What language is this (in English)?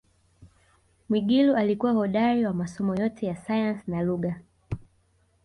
Swahili